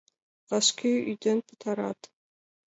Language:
Mari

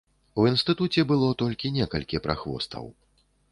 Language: Belarusian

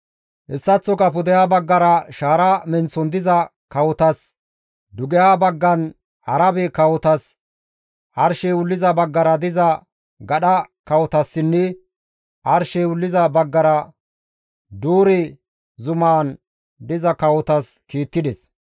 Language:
Gamo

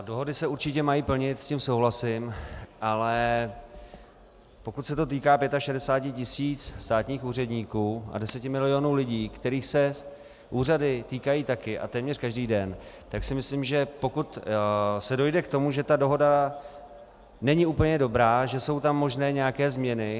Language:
Czech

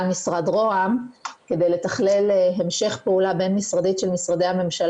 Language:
Hebrew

